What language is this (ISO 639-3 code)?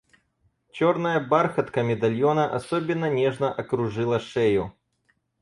rus